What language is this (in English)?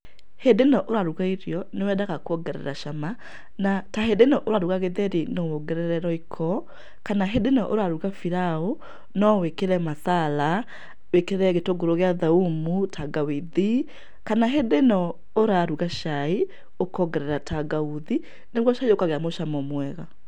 Kikuyu